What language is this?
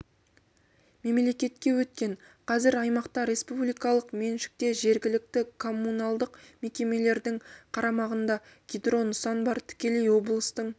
Kazakh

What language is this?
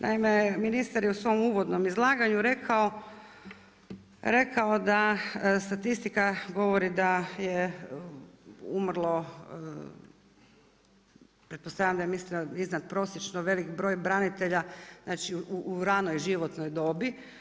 Croatian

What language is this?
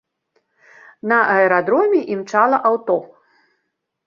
Belarusian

